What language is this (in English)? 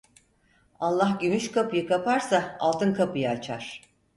Turkish